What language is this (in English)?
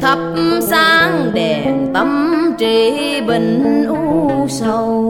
Vietnamese